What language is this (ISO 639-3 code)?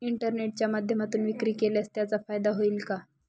mar